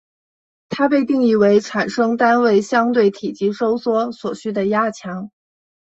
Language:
Chinese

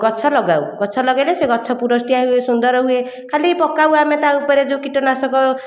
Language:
Odia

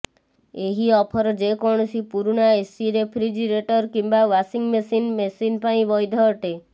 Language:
Odia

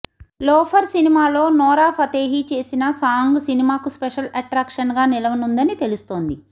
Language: Telugu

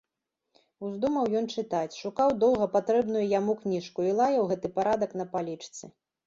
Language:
Belarusian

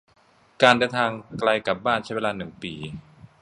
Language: Thai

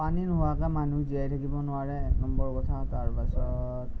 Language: Assamese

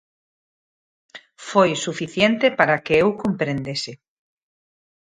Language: Galician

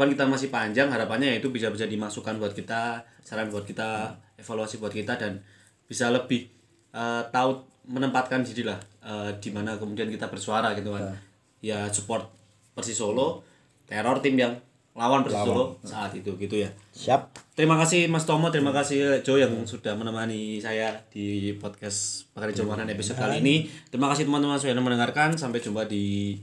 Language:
Indonesian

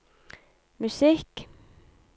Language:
Norwegian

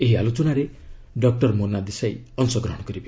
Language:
Odia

